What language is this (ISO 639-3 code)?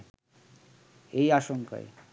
ben